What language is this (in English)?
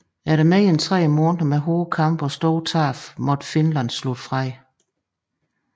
Danish